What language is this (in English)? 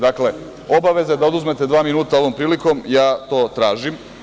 Serbian